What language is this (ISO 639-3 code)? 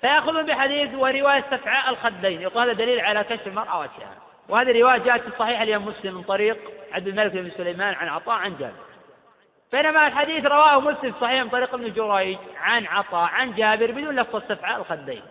ara